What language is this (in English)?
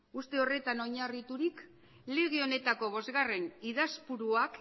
Basque